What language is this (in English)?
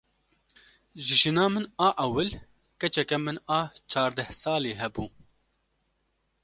Kurdish